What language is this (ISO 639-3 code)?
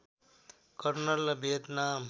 nep